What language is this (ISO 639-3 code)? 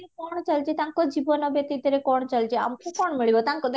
ori